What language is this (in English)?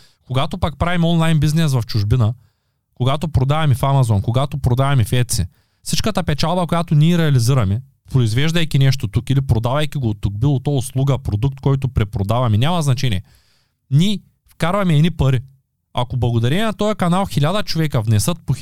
Bulgarian